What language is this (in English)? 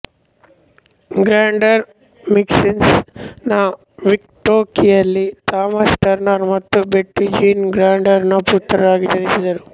Kannada